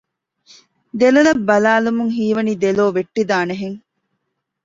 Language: Divehi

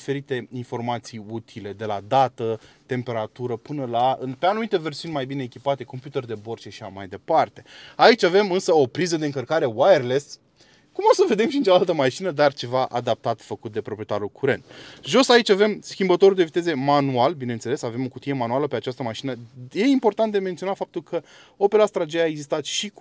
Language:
Romanian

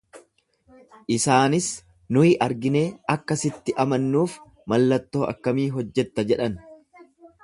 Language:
Oromo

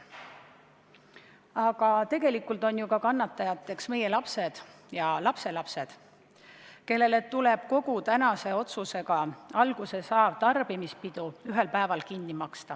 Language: Estonian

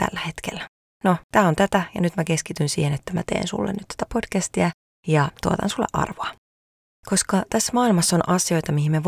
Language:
Finnish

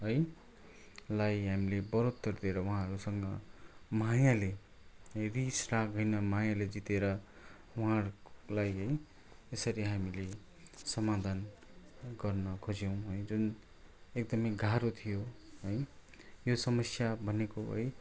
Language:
Nepali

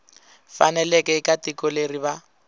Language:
Tsonga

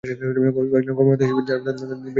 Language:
Bangla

